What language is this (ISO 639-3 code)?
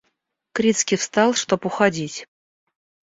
rus